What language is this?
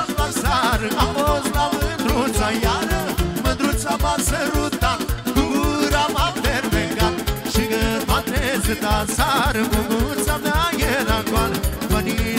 Romanian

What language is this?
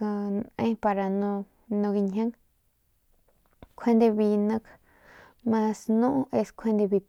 Northern Pame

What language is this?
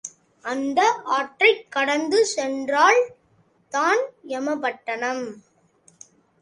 Tamil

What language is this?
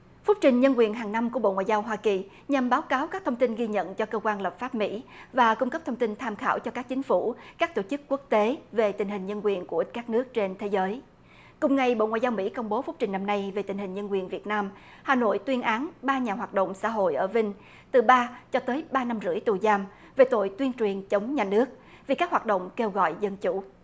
Vietnamese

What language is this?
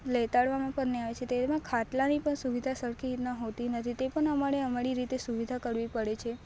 Gujarati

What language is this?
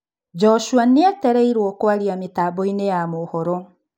Kikuyu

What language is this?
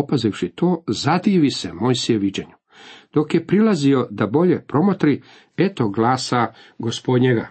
Croatian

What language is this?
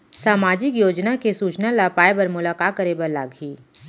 Chhattisgarhi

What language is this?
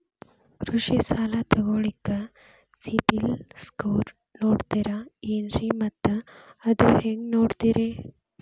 Kannada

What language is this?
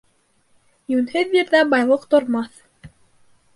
Bashkir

